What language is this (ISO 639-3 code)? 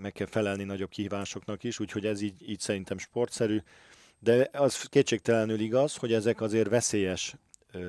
hun